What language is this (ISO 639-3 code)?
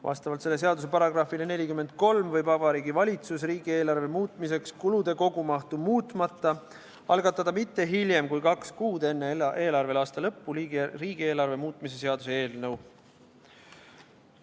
est